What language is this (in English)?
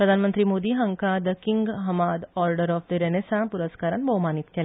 Konkani